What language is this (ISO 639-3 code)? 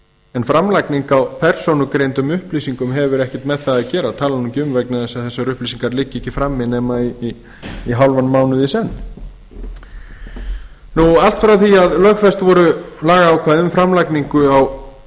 isl